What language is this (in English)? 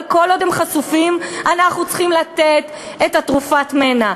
Hebrew